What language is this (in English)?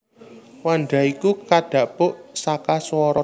Javanese